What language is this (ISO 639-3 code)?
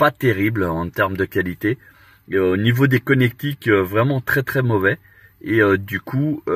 fra